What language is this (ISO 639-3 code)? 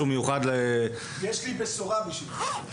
heb